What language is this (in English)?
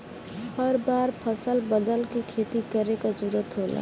Bhojpuri